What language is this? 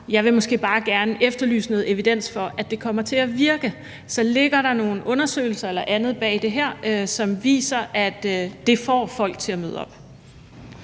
Danish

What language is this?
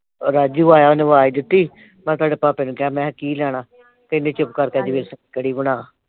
Punjabi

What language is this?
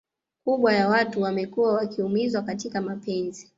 Swahili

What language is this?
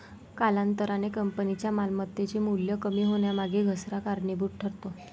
Marathi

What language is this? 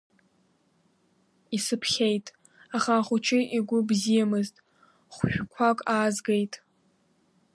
Abkhazian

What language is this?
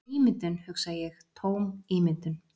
Icelandic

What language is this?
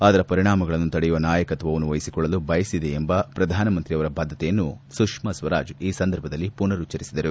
Kannada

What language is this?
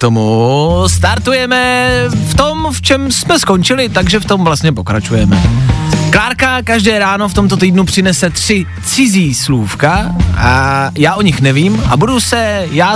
Czech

